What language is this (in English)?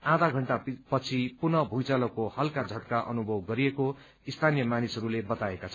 Nepali